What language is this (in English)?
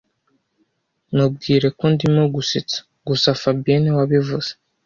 Kinyarwanda